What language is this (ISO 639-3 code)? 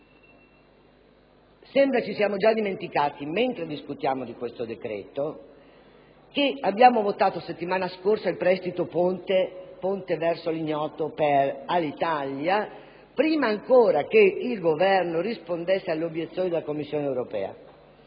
ita